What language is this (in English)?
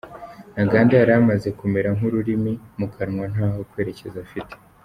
Kinyarwanda